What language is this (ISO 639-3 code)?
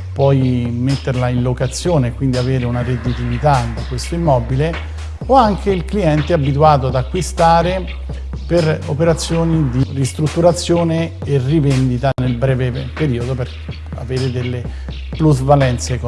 ita